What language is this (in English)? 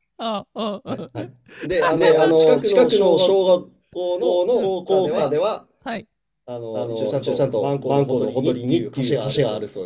Japanese